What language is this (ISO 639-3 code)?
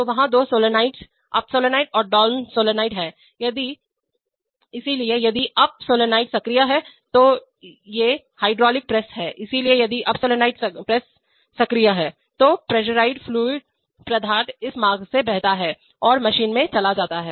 hin